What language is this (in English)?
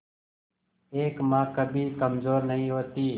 Hindi